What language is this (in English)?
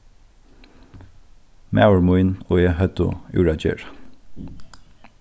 Faroese